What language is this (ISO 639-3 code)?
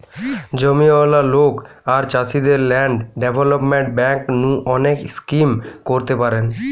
ben